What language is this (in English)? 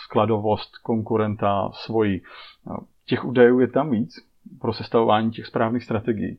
Czech